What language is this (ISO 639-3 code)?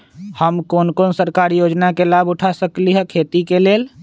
mag